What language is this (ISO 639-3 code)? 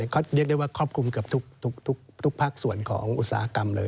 tha